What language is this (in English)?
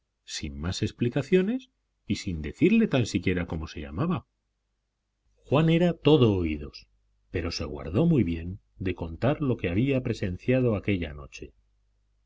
Spanish